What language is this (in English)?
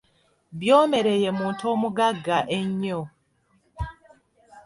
Ganda